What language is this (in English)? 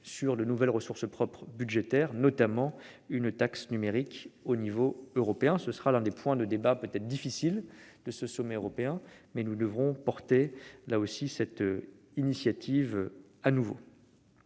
French